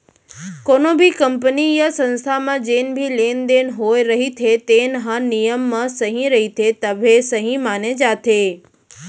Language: Chhattisgarhi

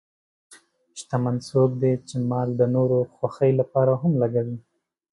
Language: Pashto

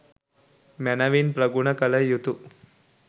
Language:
Sinhala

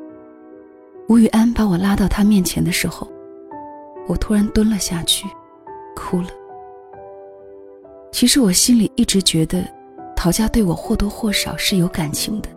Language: Chinese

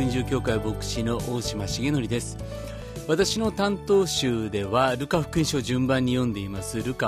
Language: Japanese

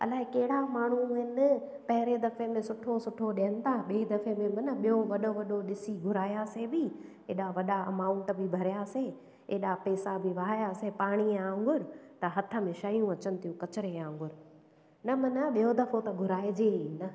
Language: Sindhi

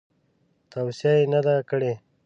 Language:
Pashto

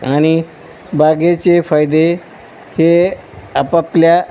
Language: Marathi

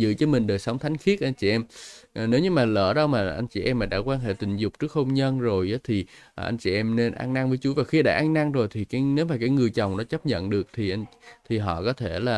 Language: Vietnamese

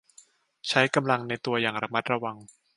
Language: Thai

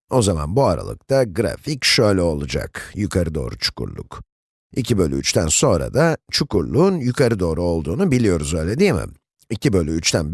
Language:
Turkish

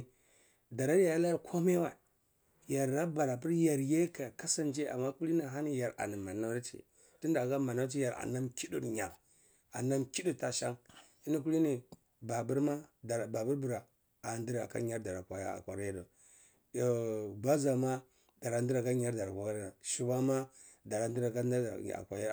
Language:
Cibak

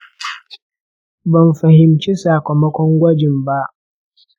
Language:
Hausa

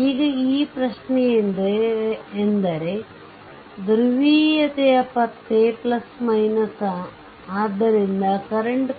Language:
Kannada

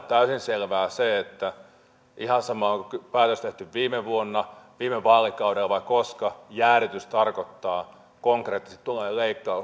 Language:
Finnish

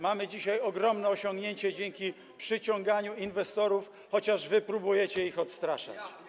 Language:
Polish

